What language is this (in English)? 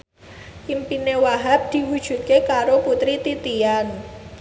Javanese